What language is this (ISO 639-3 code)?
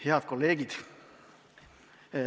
est